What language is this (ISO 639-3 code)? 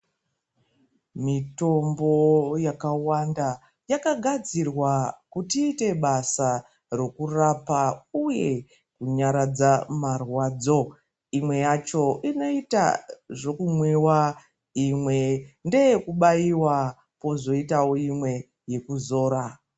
ndc